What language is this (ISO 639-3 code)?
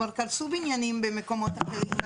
heb